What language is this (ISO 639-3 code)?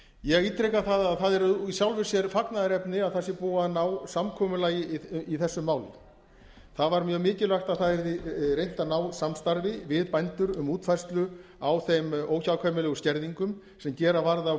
isl